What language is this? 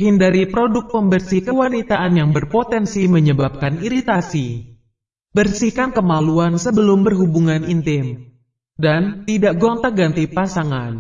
Indonesian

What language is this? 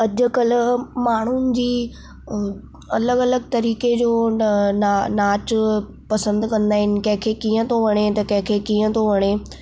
Sindhi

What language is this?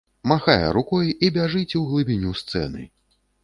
Belarusian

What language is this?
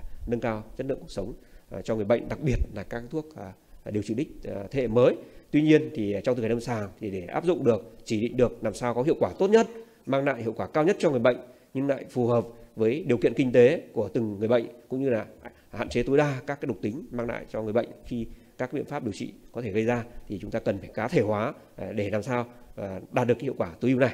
Vietnamese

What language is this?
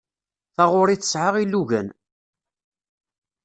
Kabyle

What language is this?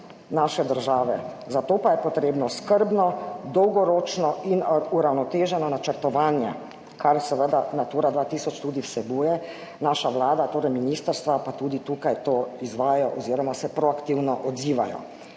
Slovenian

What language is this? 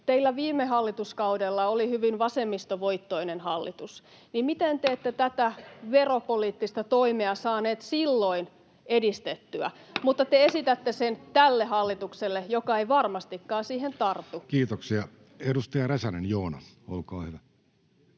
Finnish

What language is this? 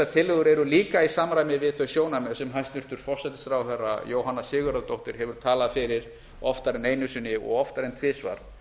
Icelandic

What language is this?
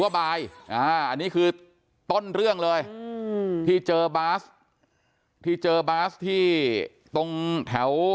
Thai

